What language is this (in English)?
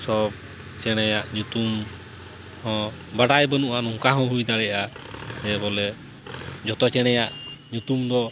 Santali